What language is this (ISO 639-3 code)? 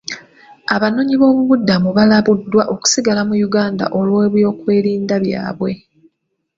lug